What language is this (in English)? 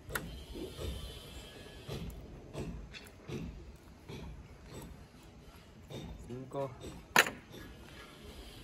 Spanish